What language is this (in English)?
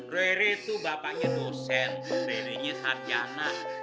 Indonesian